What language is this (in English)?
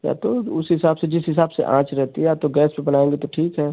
Hindi